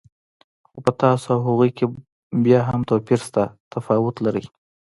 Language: Pashto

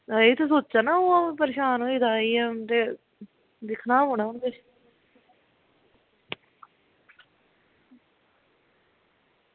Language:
Dogri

